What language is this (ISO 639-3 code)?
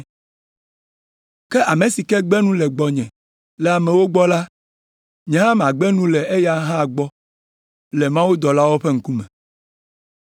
ewe